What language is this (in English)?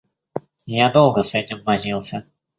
Russian